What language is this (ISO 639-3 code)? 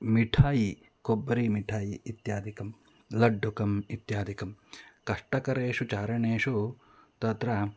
san